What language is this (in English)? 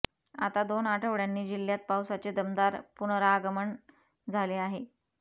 Marathi